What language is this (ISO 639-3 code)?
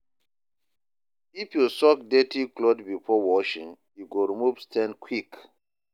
pcm